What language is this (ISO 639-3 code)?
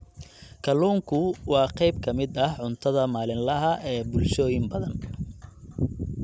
som